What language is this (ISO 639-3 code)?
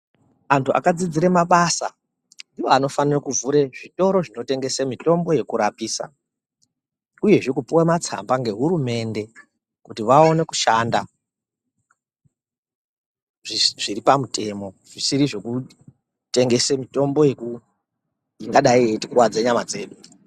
ndc